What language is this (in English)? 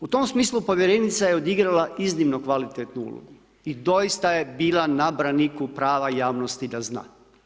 Croatian